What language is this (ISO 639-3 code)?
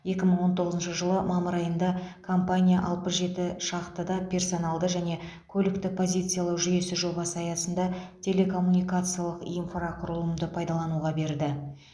kaz